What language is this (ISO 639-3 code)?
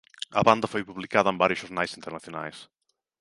glg